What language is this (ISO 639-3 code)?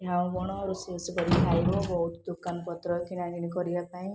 ori